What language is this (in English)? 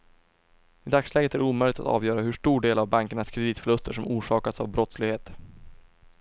Swedish